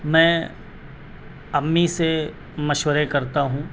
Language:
Urdu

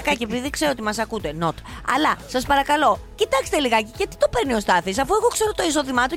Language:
Greek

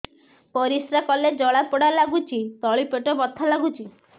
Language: Odia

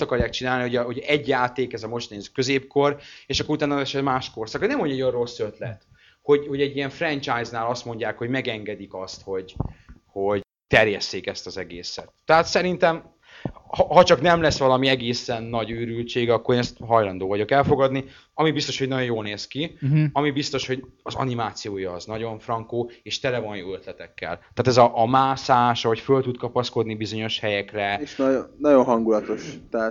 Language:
Hungarian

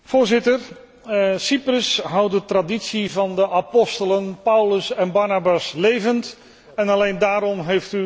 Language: Dutch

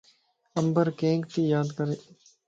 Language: Lasi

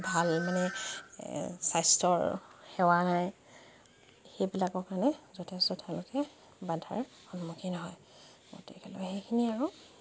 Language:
Assamese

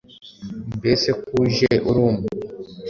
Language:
Kinyarwanda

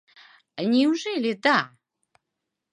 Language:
Mari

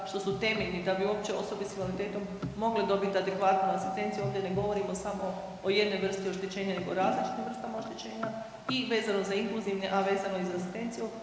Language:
Croatian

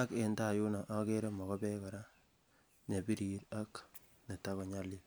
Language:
Kalenjin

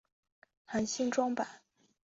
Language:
Chinese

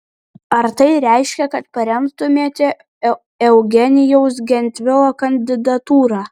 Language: Lithuanian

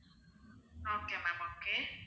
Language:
Tamil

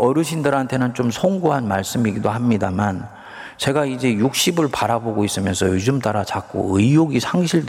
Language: Korean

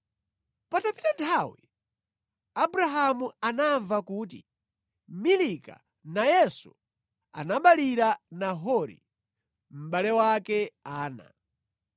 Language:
Nyanja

